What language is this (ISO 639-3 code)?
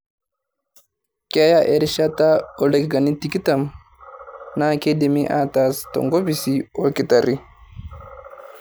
mas